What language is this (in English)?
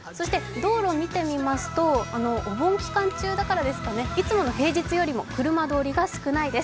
Japanese